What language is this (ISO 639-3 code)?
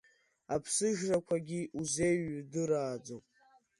abk